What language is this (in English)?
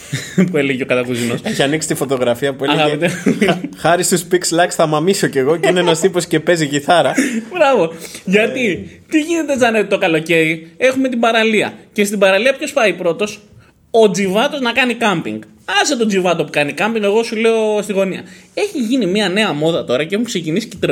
Greek